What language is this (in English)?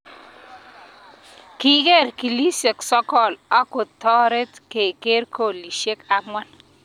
Kalenjin